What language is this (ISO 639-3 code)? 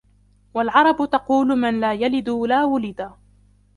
ara